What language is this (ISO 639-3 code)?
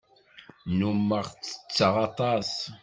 kab